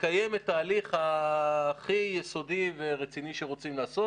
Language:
Hebrew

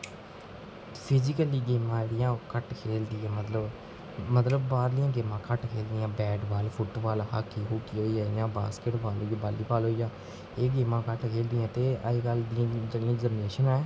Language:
Dogri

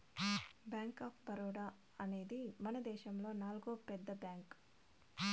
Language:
Telugu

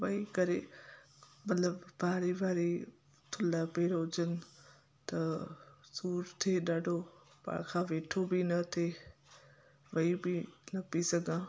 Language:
Sindhi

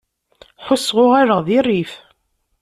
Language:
Kabyle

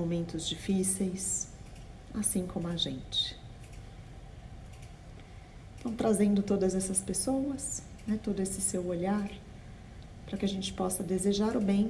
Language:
Portuguese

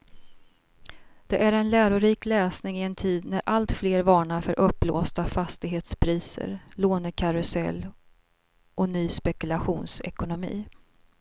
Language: Swedish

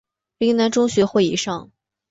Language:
Chinese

